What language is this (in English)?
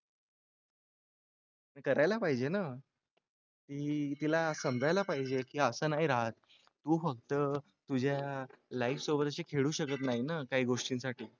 Marathi